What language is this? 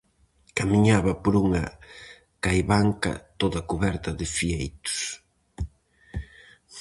Galician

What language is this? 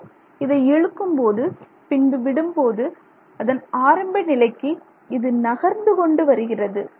Tamil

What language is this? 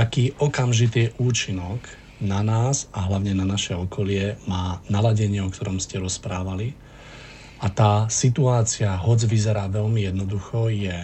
Slovak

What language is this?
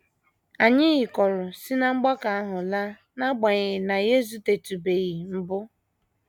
Igbo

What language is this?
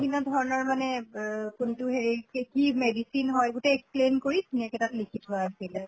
Assamese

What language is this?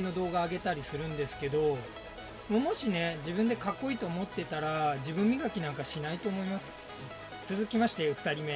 Japanese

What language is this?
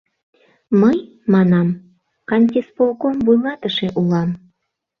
Mari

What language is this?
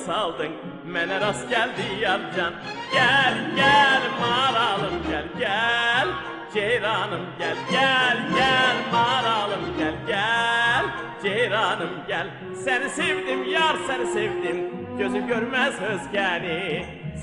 Norwegian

